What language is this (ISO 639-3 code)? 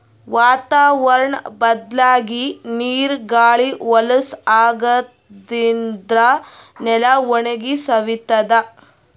kan